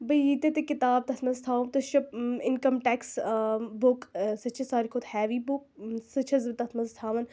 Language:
Kashmiri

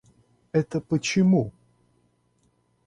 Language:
Russian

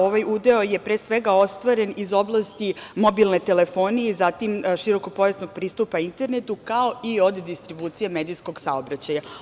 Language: Serbian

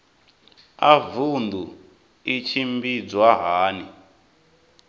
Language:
Venda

